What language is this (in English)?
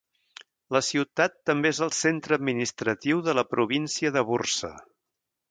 Catalan